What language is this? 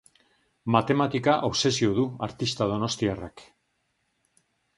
Basque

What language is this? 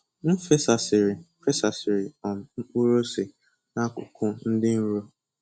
Igbo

